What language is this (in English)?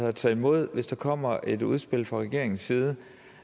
Danish